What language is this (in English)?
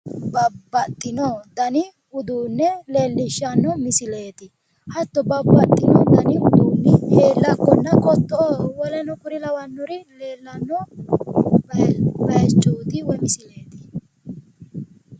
Sidamo